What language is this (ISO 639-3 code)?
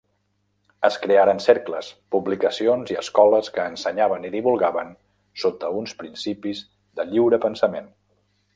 cat